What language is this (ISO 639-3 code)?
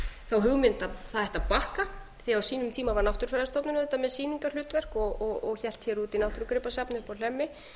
isl